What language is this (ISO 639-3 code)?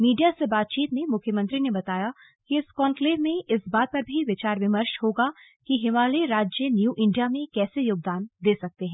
hin